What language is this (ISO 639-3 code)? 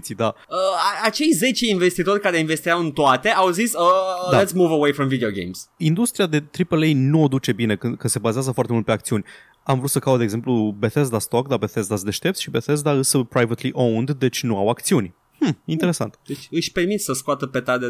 ron